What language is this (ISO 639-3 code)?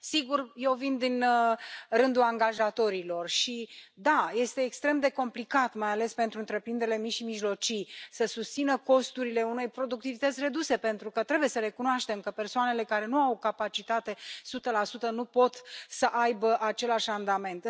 ron